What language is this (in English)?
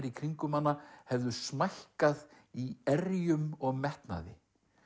Icelandic